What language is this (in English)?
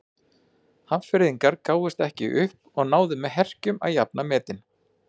Icelandic